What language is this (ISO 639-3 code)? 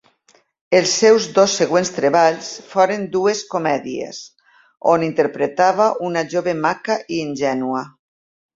cat